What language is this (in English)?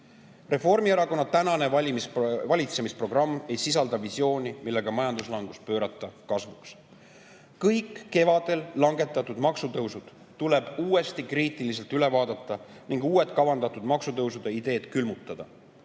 Estonian